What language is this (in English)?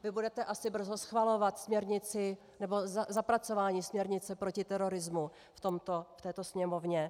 Czech